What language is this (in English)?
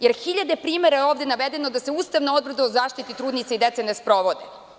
Serbian